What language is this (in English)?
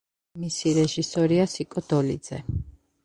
Georgian